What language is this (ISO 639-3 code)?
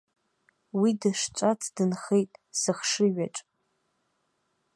abk